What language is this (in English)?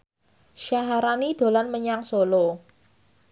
Javanese